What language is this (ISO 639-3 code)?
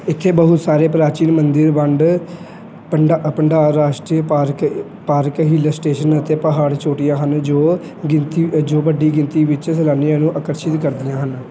pan